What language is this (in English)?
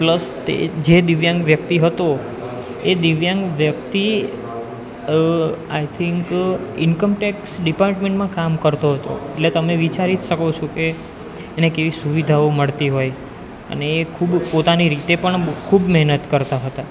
Gujarati